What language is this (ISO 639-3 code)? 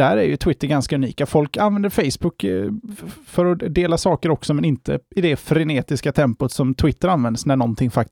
swe